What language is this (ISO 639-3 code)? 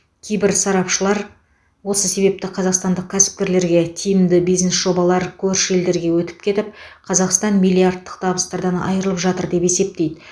kaz